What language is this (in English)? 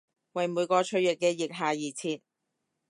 Cantonese